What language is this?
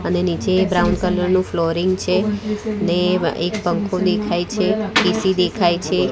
Gujarati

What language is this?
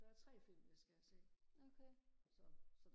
Danish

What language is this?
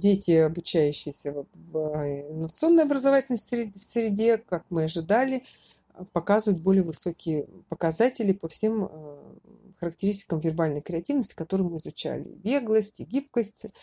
Russian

